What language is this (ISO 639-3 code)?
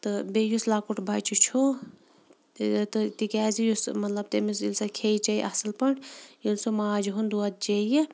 kas